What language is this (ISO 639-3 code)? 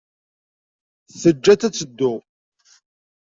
kab